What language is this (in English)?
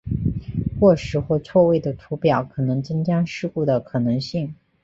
Chinese